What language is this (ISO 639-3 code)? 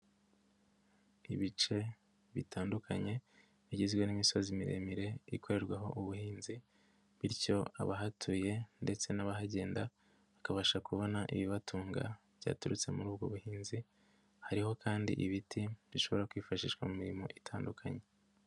kin